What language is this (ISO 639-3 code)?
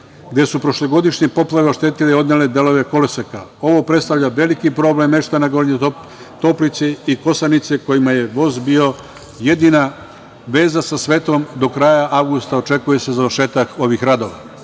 srp